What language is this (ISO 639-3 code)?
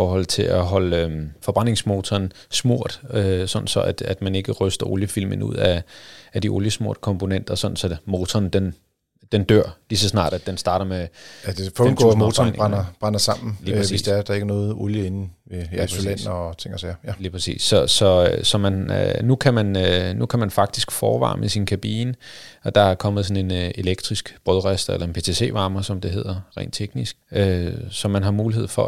dan